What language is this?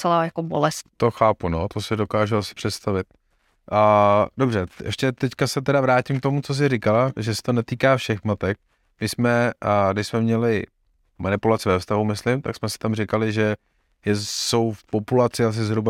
Czech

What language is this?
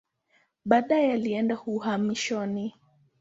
Swahili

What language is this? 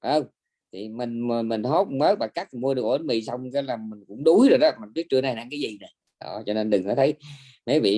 Vietnamese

